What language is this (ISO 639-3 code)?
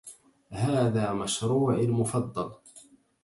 ara